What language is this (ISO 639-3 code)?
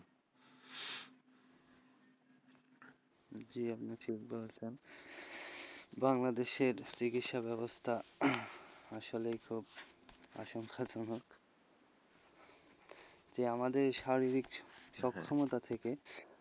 ben